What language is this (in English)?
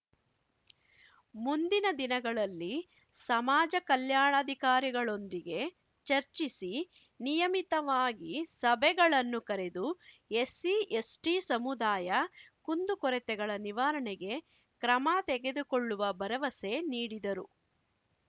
Kannada